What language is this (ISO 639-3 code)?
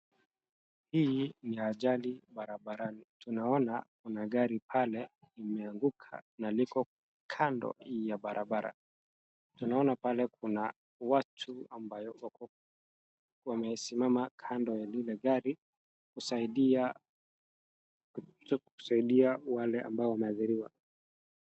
swa